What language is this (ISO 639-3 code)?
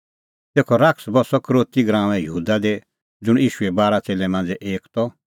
kfx